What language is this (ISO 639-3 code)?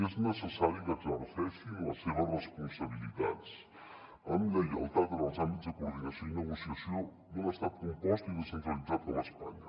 cat